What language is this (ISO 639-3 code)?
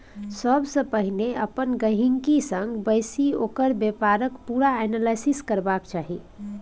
mai